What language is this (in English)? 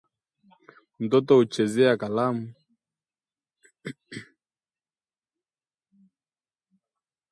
Swahili